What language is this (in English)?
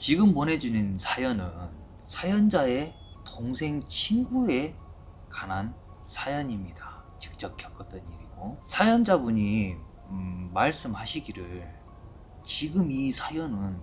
Korean